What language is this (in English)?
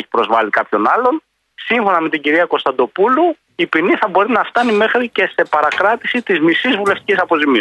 Greek